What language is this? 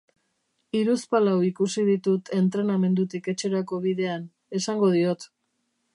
Basque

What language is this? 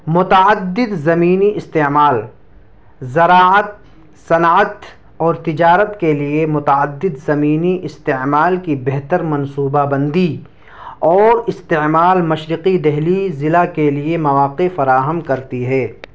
Urdu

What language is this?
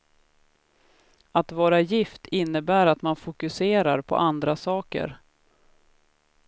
Swedish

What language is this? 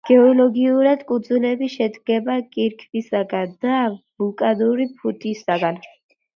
Georgian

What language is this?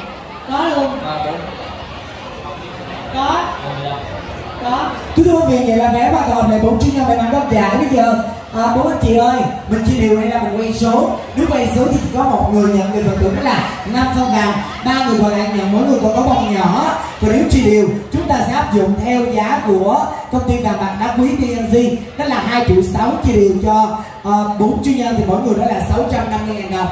Vietnamese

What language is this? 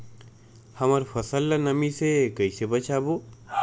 Chhattisgarhi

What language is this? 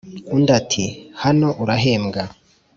Kinyarwanda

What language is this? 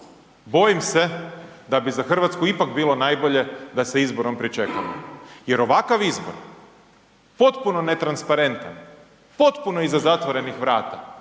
Croatian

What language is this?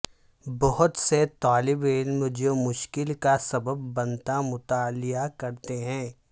Urdu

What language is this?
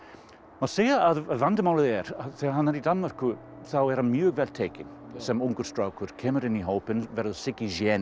Icelandic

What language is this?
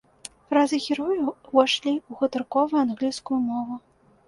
Belarusian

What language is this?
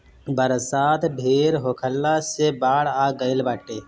Bhojpuri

